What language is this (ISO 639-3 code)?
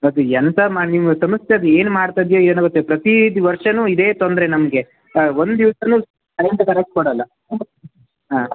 kan